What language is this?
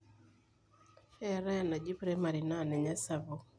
Masai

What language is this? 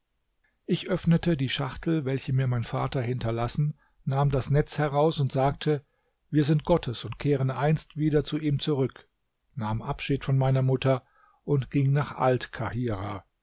German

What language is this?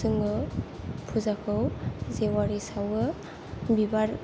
Bodo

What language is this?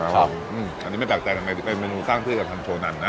Thai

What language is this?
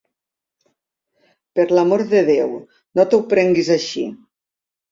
Catalan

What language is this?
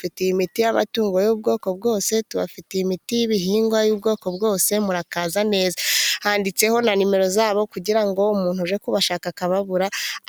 Kinyarwanda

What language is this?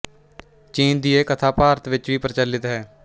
Punjabi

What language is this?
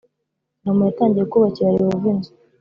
Kinyarwanda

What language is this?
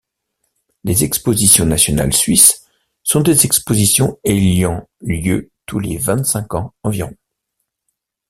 French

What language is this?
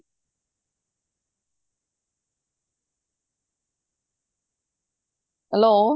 Punjabi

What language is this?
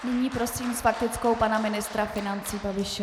Czech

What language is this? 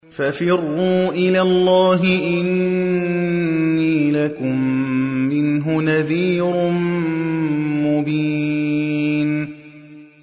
Arabic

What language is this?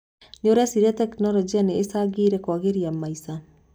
Kikuyu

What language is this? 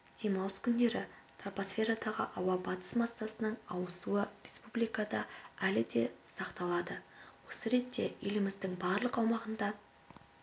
Kazakh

